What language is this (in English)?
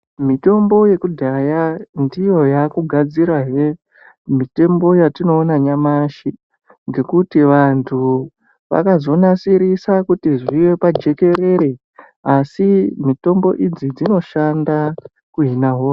Ndau